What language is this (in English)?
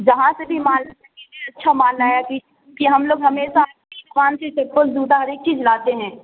Urdu